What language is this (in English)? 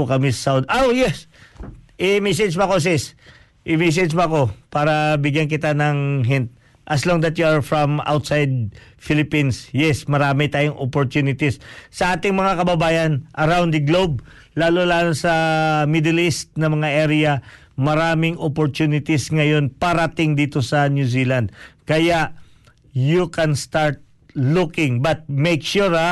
Filipino